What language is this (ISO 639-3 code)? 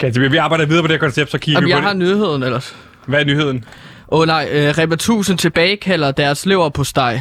dan